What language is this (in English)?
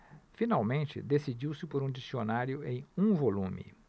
Portuguese